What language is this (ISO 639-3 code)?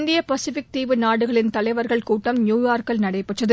tam